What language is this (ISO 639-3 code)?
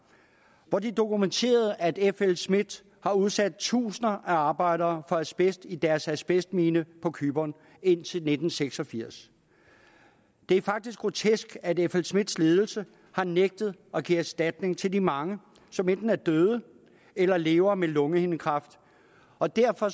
dan